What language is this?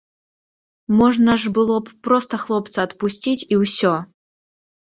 Belarusian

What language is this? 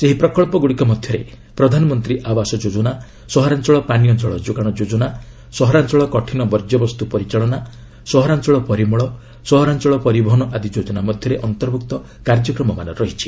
Odia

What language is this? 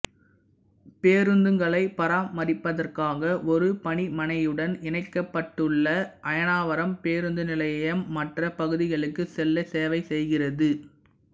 Tamil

